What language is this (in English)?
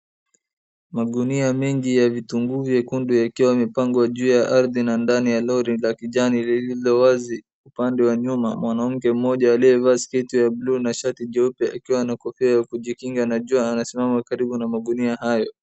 Swahili